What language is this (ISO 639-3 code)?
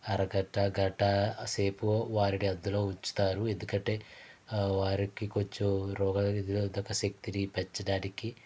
tel